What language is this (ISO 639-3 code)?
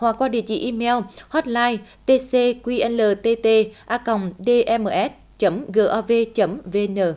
vie